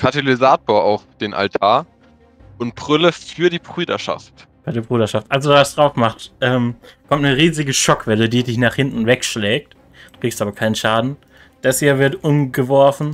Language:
German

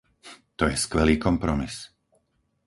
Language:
Slovak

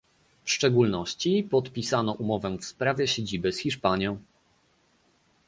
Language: Polish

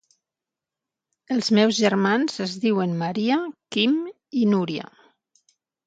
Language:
Catalan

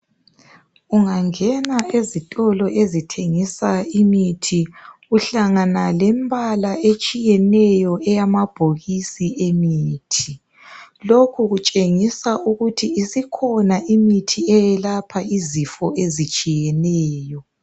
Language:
North Ndebele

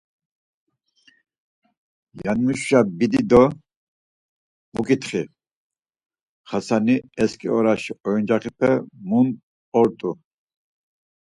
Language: Laz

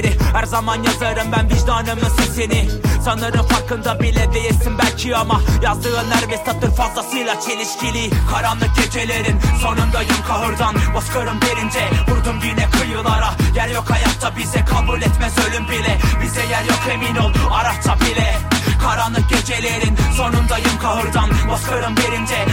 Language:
Turkish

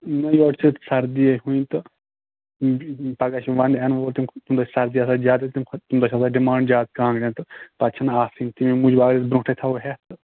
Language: Kashmiri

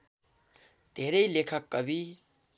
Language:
Nepali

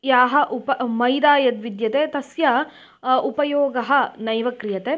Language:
Sanskrit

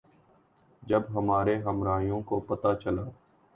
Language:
Urdu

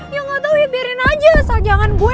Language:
Indonesian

